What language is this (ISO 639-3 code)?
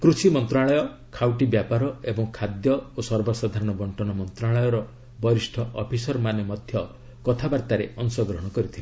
ori